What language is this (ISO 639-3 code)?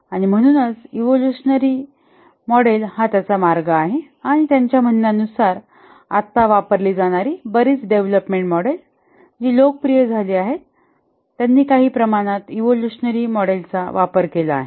mar